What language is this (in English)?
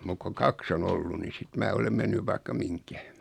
Finnish